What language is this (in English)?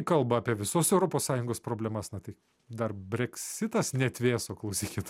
Lithuanian